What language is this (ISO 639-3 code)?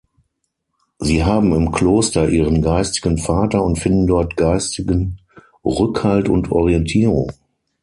deu